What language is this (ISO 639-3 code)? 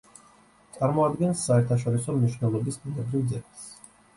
kat